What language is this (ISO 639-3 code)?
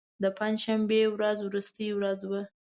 pus